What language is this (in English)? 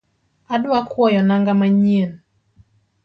Luo (Kenya and Tanzania)